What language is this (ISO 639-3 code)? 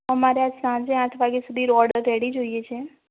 guj